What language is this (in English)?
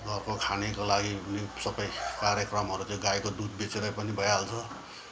Nepali